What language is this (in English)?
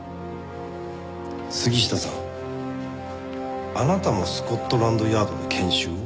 Japanese